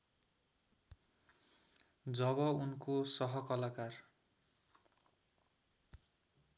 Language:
Nepali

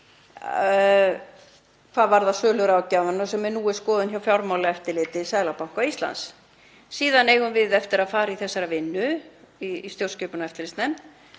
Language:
Icelandic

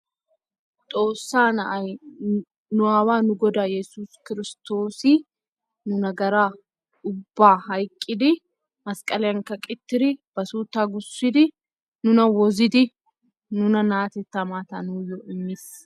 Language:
Wolaytta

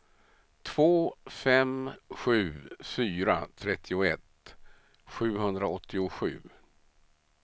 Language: Swedish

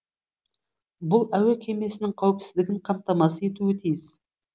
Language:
Kazakh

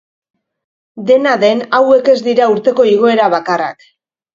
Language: Basque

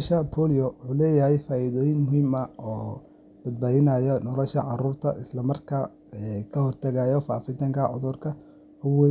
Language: Somali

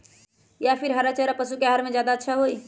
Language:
Magahi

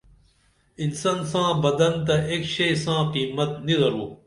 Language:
Dameli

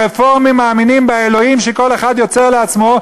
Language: Hebrew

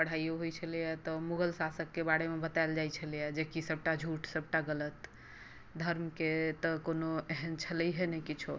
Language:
Maithili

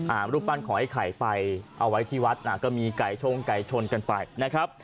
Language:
Thai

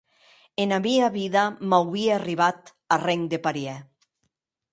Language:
Occitan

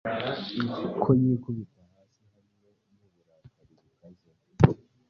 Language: Kinyarwanda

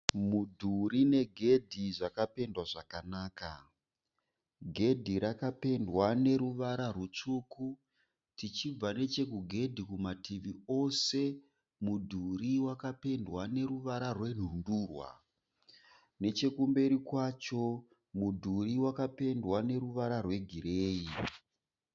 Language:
Shona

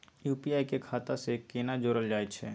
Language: Maithili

